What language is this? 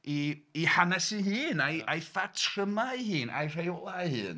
Welsh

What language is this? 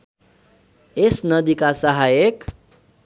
Nepali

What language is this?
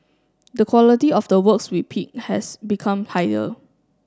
English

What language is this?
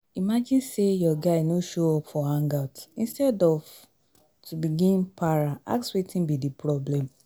Nigerian Pidgin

